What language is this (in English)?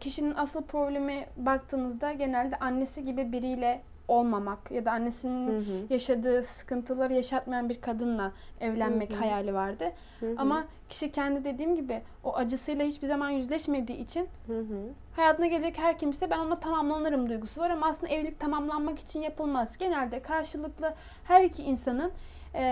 Turkish